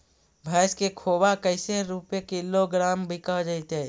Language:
Magahi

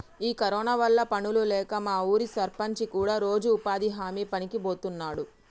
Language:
Telugu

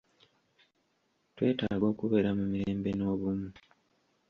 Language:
Ganda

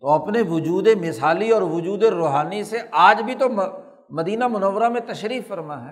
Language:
Urdu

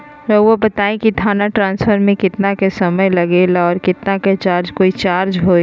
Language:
Magahi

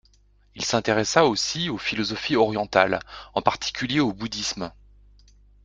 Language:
French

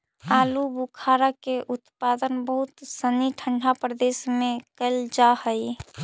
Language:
Magahi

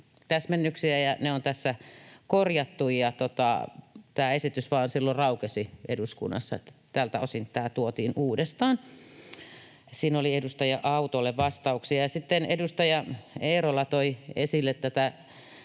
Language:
Finnish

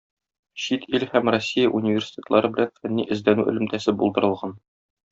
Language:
Tatar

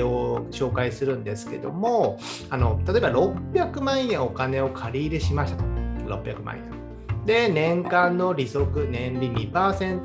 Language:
Japanese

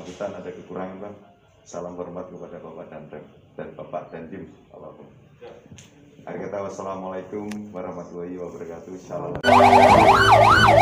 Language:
Indonesian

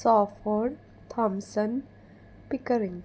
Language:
Konkani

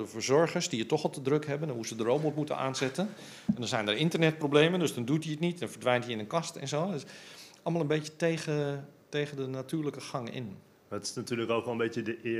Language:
Dutch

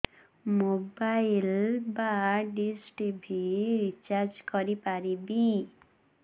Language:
Odia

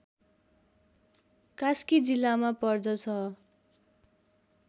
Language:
Nepali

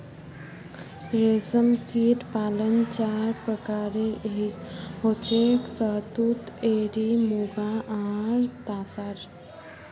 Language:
Magahi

